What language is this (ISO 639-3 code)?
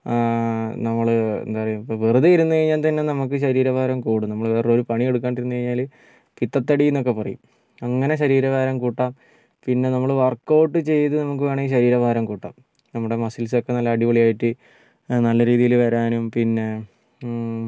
mal